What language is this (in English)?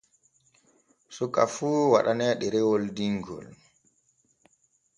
Borgu Fulfulde